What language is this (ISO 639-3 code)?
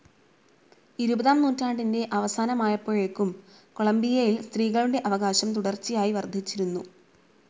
mal